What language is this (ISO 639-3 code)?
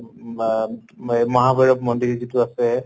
asm